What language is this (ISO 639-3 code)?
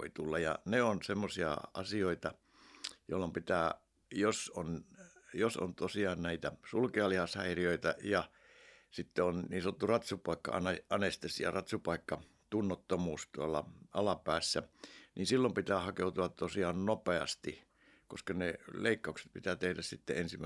fin